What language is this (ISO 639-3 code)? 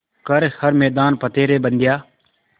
hin